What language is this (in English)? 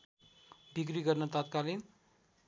Nepali